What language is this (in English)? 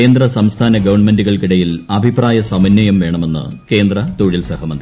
Malayalam